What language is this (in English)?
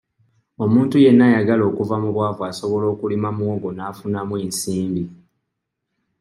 Ganda